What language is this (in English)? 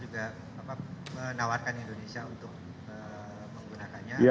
Indonesian